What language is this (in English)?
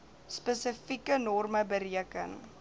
Afrikaans